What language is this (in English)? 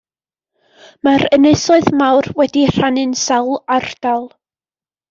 Welsh